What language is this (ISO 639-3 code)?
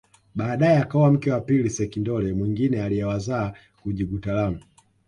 swa